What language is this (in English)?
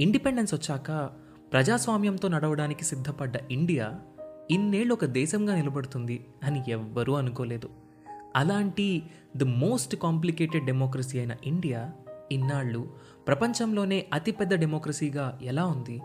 Telugu